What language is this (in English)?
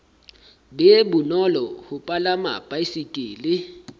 Southern Sotho